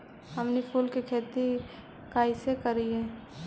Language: Magahi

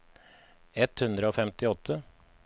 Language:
Norwegian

